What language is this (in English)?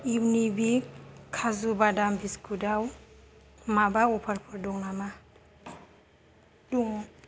Bodo